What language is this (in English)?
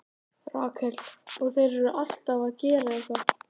Icelandic